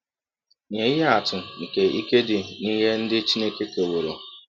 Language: Igbo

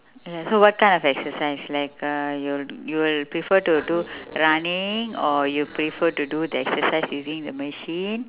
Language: English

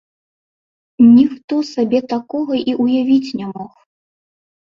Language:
Belarusian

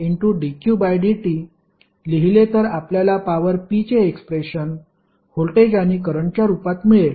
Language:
Marathi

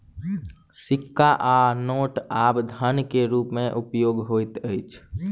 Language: Maithili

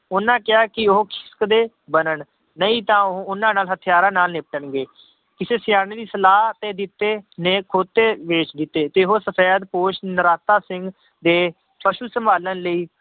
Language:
Punjabi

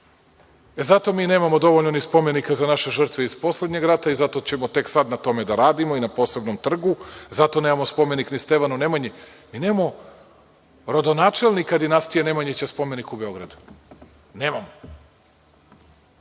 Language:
Serbian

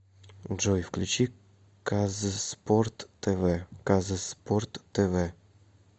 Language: Russian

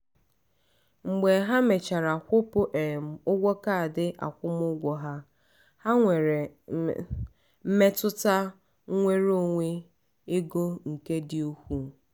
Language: Igbo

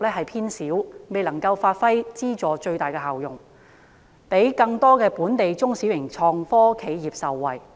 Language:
Cantonese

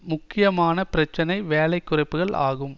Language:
Tamil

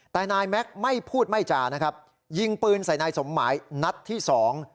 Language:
Thai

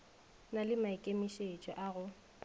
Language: Northern Sotho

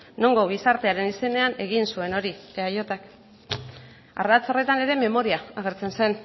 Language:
Basque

